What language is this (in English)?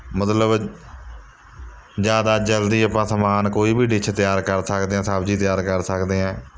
Punjabi